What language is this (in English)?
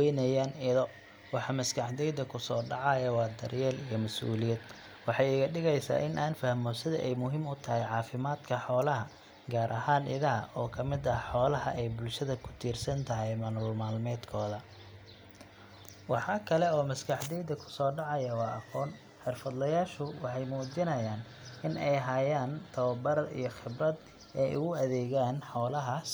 Somali